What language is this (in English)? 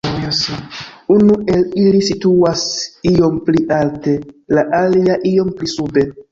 Esperanto